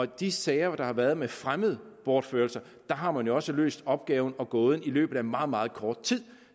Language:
Danish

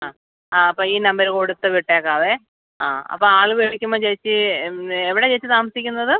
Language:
Malayalam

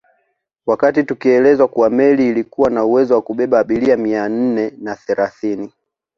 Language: Swahili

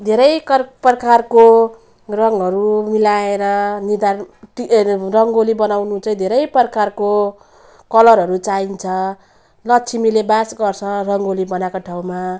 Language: Nepali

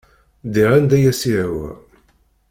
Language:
Kabyle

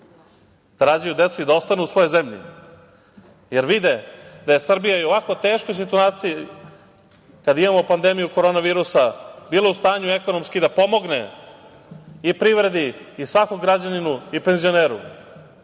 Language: Serbian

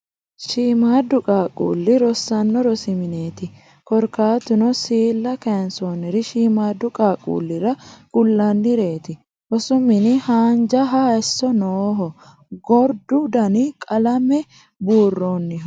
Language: Sidamo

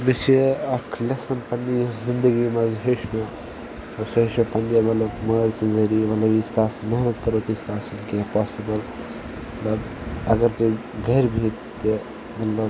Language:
Kashmiri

